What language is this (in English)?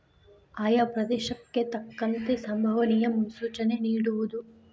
Kannada